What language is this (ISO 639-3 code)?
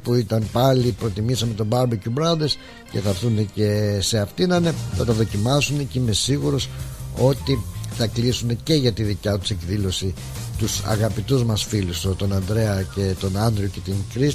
ell